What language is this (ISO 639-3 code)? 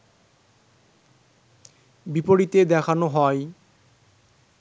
ben